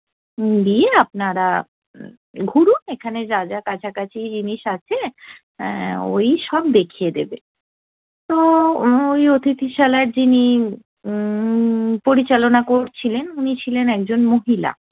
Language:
Bangla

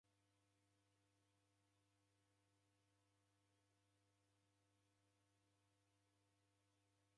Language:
Taita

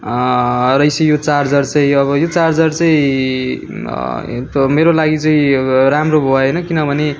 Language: Nepali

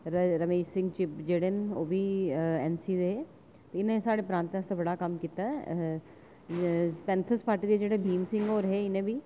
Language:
Dogri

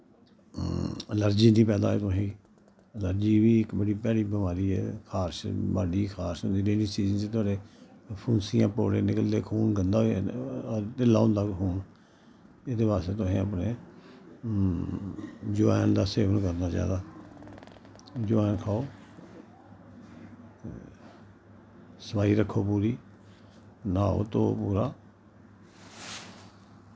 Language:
Dogri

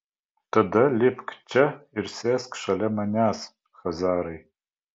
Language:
Lithuanian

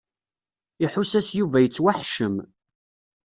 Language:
Kabyle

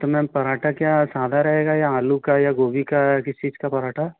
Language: Hindi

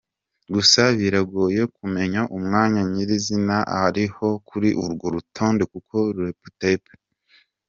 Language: Kinyarwanda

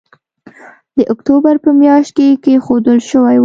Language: Pashto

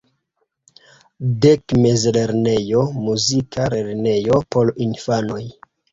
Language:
Esperanto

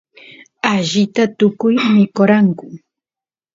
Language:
Santiago del Estero Quichua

